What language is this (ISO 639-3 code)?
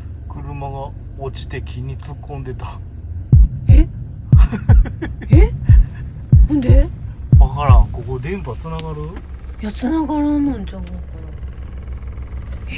jpn